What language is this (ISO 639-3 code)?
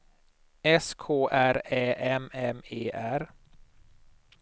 swe